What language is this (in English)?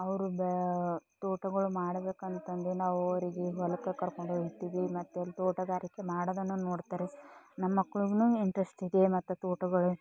Kannada